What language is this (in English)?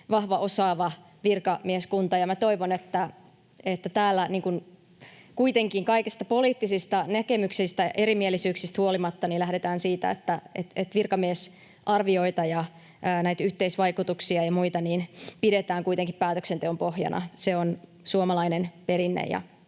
Finnish